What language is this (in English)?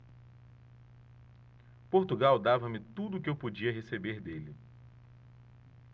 Portuguese